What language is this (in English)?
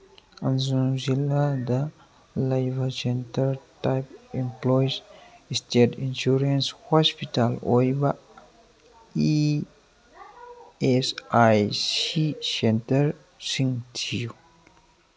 Manipuri